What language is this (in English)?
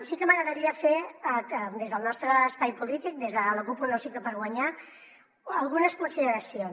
Catalan